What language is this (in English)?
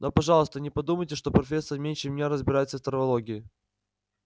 Russian